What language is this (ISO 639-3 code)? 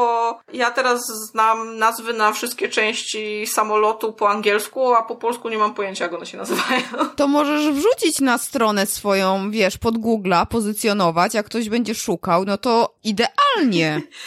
pol